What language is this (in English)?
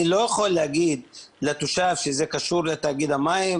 Hebrew